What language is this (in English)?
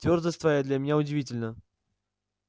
Russian